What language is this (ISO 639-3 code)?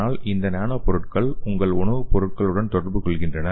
tam